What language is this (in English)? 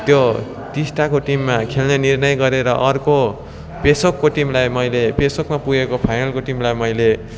Nepali